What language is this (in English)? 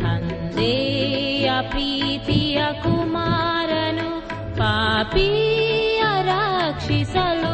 Kannada